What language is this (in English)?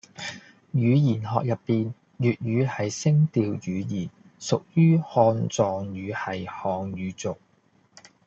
Cantonese